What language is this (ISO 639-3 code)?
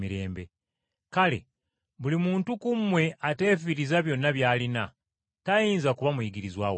lug